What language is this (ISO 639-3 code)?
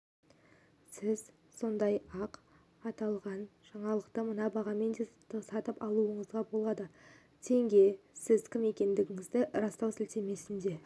kaz